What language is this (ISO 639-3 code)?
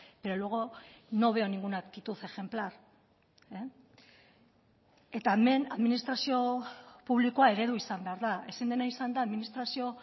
eus